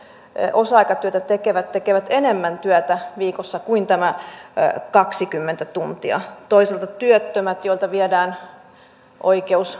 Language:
Finnish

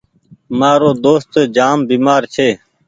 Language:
Goaria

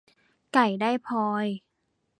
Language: Thai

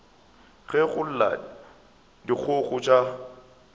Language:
Northern Sotho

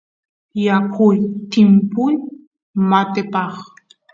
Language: Santiago del Estero Quichua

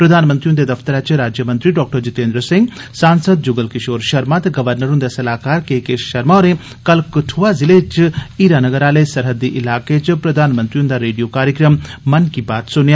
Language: Dogri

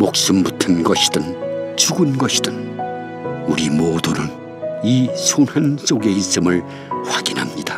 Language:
Korean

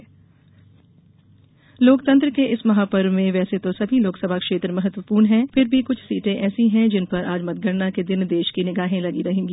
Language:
Hindi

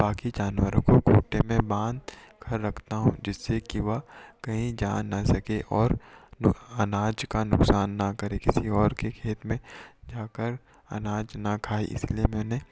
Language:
Hindi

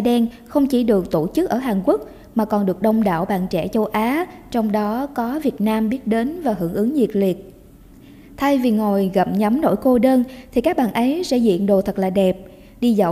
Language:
Vietnamese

